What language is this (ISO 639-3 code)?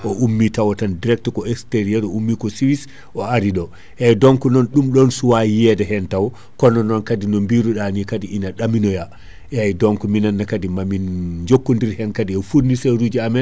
ful